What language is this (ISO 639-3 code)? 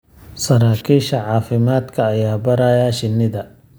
som